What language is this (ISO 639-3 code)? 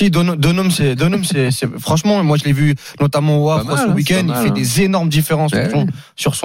fra